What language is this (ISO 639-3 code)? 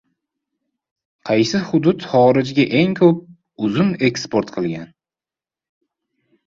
uzb